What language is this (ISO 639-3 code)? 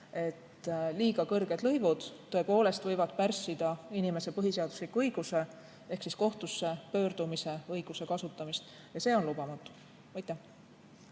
est